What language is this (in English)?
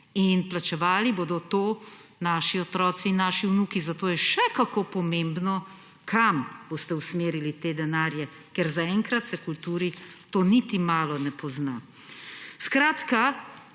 Slovenian